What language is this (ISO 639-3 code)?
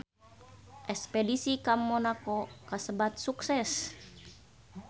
sun